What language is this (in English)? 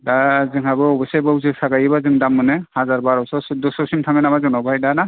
Bodo